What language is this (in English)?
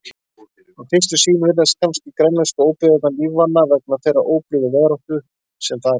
Icelandic